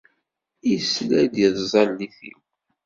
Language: Kabyle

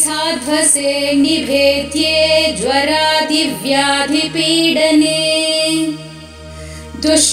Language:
Hindi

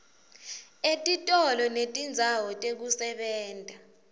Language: Swati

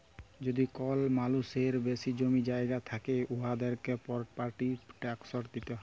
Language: Bangla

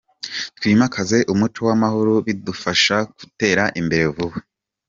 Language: Kinyarwanda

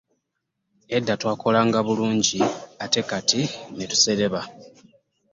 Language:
Ganda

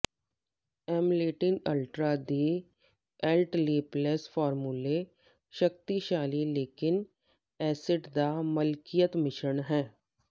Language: Punjabi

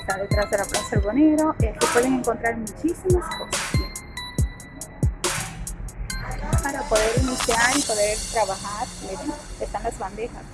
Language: Spanish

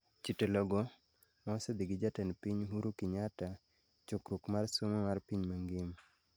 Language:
Luo (Kenya and Tanzania)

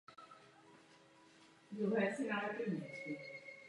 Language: Czech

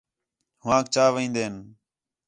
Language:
Khetrani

